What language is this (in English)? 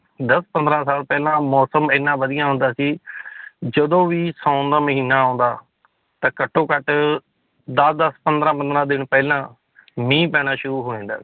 Punjabi